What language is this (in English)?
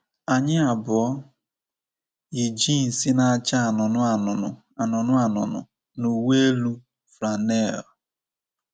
Igbo